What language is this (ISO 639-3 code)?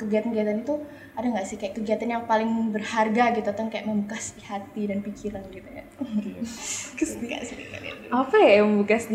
ind